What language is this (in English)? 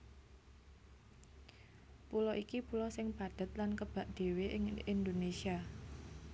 Javanese